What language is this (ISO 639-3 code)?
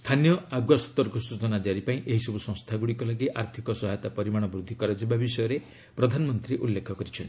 ori